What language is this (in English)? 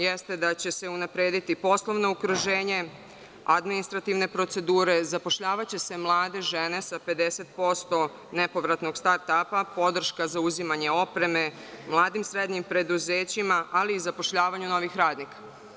Serbian